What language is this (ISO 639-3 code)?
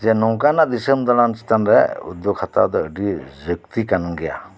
sat